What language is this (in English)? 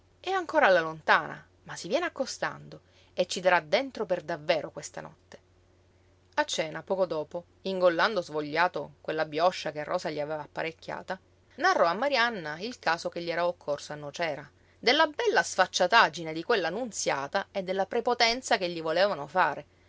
Italian